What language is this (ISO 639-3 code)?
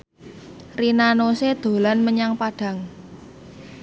jav